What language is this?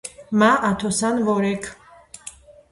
Georgian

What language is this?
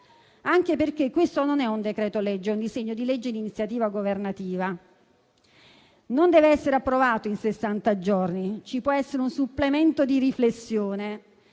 Italian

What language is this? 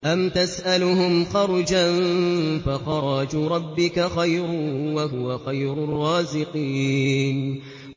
Arabic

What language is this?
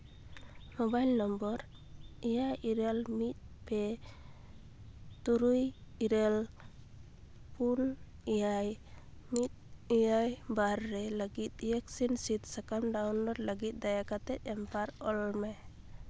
Santali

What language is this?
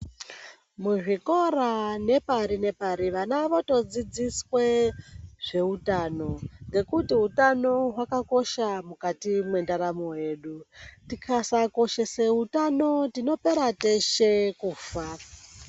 Ndau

